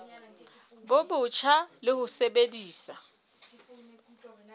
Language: Southern Sotho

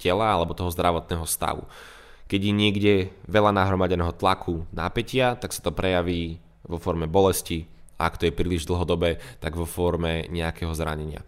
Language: Slovak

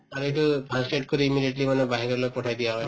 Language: Assamese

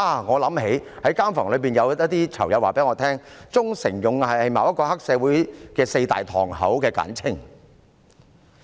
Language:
Cantonese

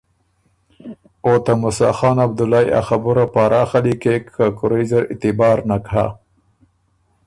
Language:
Ormuri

